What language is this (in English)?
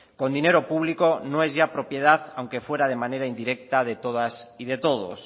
Spanish